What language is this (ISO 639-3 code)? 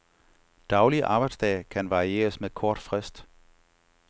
dan